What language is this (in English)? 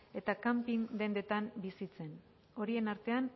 Basque